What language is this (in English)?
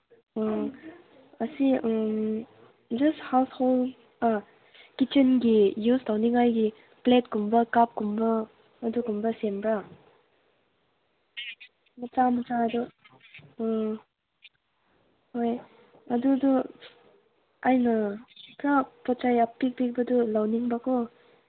Manipuri